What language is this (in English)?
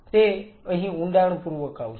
Gujarati